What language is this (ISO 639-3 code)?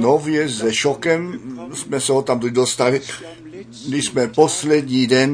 ces